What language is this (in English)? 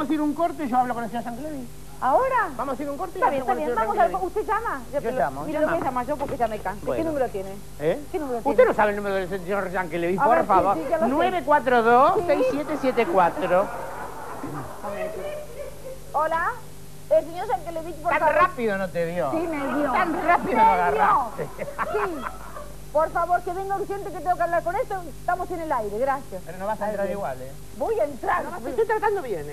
Spanish